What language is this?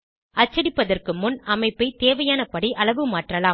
Tamil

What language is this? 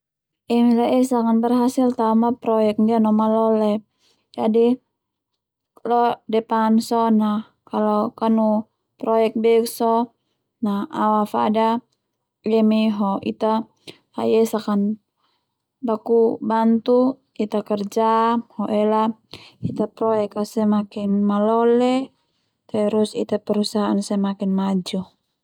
Termanu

